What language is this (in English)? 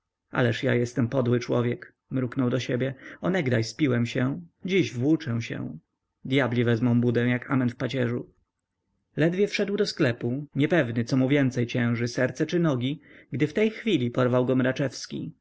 Polish